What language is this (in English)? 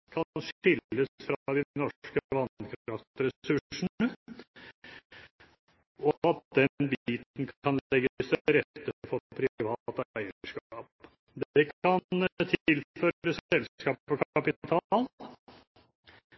Norwegian Bokmål